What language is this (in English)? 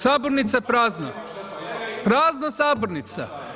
Croatian